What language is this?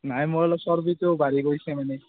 Assamese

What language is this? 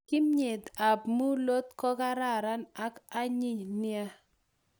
Kalenjin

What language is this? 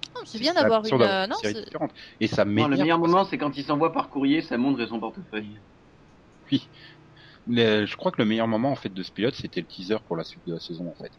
French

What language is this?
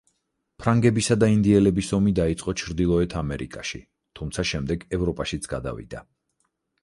Georgian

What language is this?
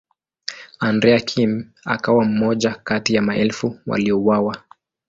Swahili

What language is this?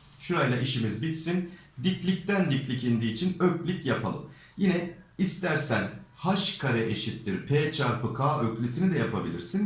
Turkish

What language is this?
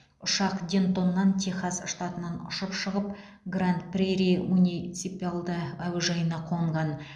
Kazakh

